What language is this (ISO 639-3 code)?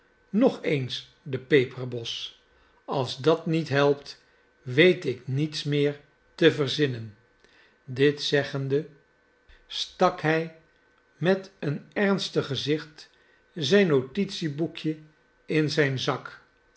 nld